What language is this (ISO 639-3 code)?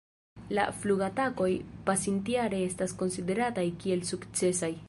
epo